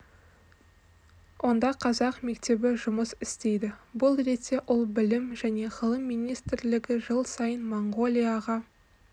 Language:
Kazakh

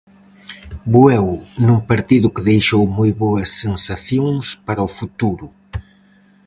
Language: Galician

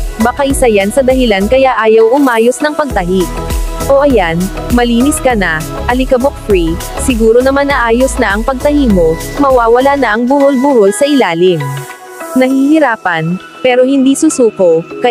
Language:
Filipino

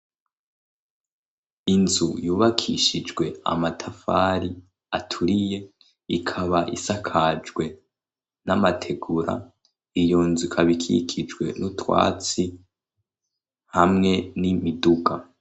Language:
Rundi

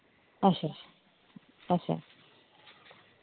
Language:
Dogri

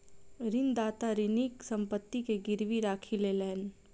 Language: Maithili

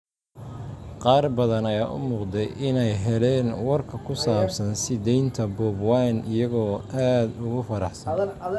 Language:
Somali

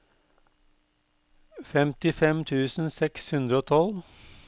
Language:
Norwegian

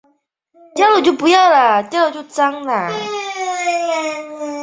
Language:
Chinese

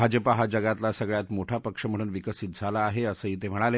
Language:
Marathi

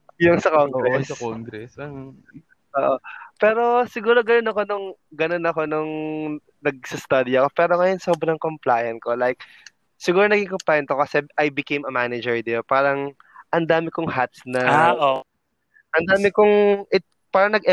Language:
Filipino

